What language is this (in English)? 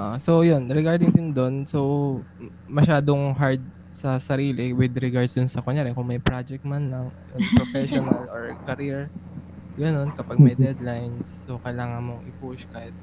Filipino